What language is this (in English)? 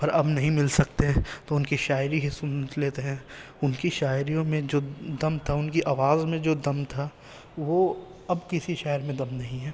Urdu